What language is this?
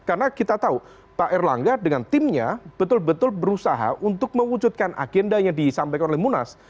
Indonesian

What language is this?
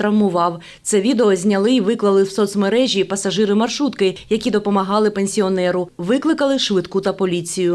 Ukrainian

